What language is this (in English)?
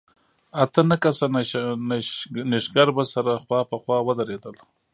Pashto